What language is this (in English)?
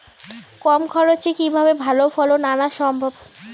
Bangla